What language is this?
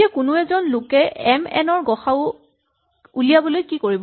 Assamese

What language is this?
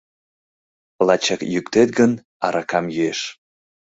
Mari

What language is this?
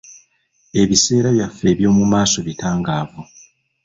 Ganda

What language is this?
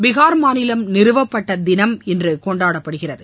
Tamil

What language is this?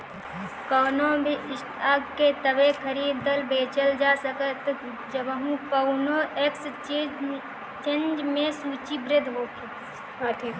Bhojpuri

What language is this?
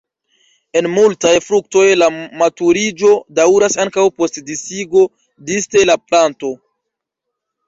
Esperanto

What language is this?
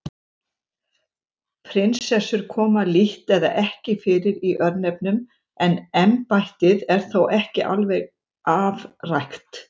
Icelandic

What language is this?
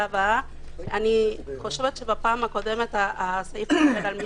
Hebrew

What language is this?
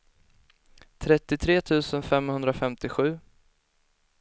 Swedish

